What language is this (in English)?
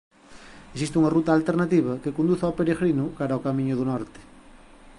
Galician